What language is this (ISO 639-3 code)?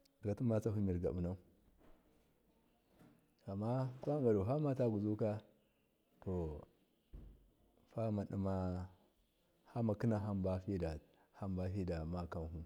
mkf